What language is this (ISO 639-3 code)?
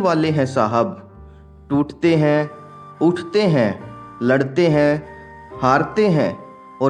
hin